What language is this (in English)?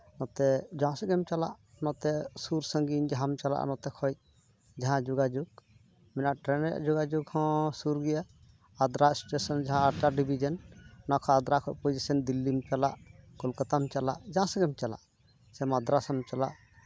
Santali